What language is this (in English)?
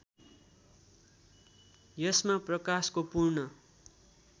Nepali